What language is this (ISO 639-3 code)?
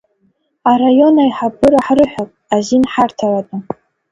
abk